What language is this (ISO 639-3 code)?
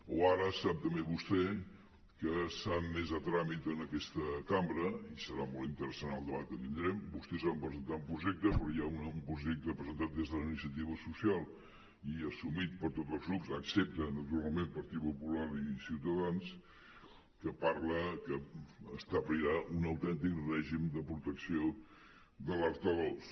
cat